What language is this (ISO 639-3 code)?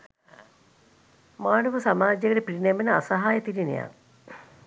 sin